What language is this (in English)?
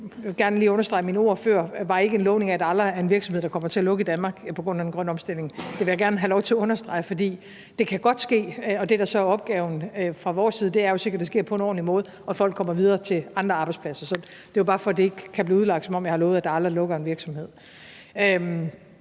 Danish